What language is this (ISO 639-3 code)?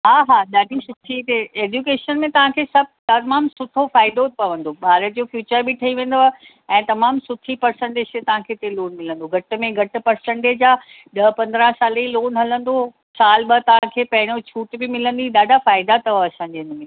snd